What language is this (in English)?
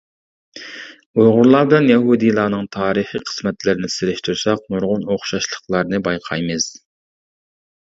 Uyghur